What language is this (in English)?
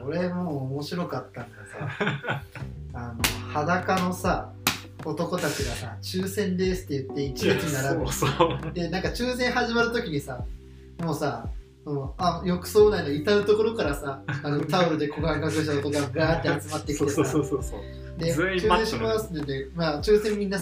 Japanese